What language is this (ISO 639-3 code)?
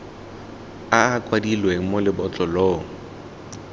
tsn